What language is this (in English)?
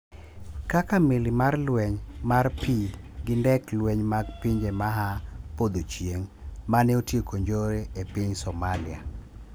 Luo (Kenya and Tanzania)